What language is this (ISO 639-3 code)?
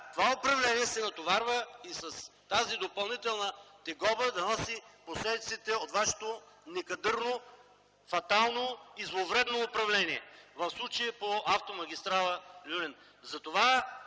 bul